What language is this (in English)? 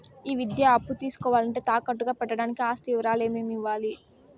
Telugu